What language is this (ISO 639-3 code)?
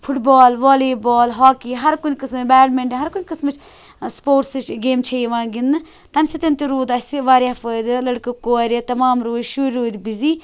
kas